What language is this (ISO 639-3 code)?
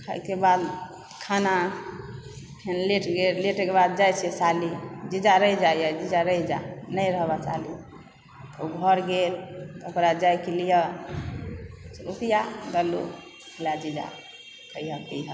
mai